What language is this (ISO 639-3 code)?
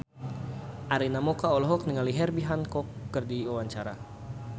sun